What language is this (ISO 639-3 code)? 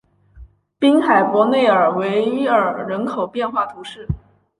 zho